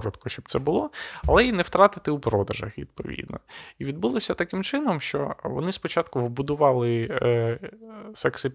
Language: Ukrainian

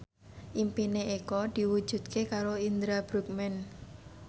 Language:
Javanese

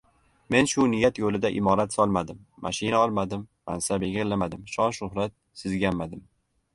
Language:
Uzbek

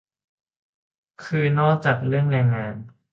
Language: Thai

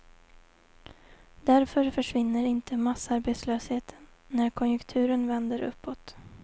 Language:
Swedish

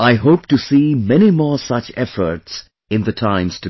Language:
English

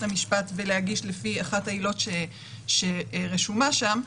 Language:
Hebrew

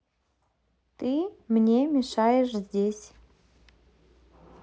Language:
Russian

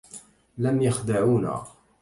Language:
Arabic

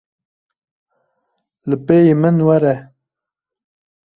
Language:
Kurdish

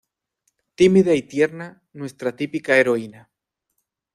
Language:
Spanish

